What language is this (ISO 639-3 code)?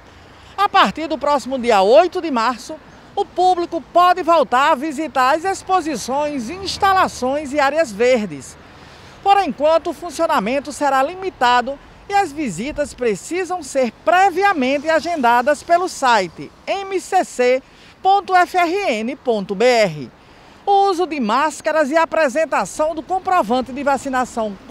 por